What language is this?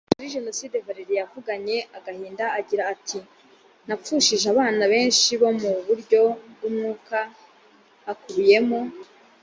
Kinyarwanda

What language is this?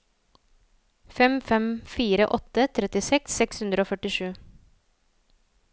Norwegian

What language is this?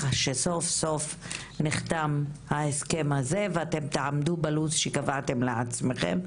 Hebrew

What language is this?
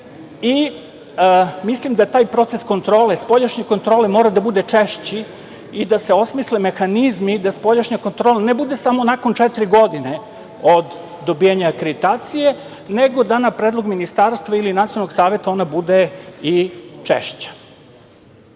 Serbian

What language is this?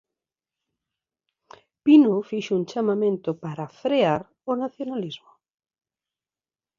Galician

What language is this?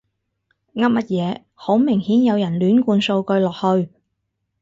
Cantonese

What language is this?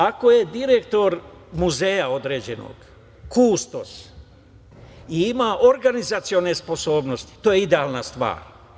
Serbian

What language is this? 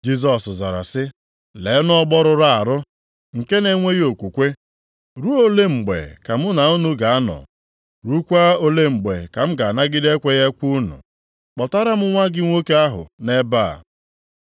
Igbo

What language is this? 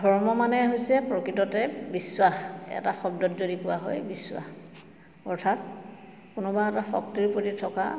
Assamese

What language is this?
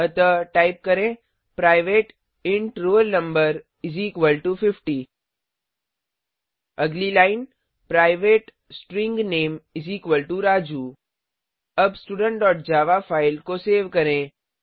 Hindi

